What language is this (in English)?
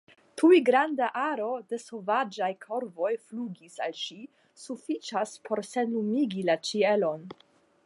Esperanto